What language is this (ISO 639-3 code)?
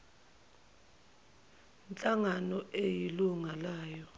zul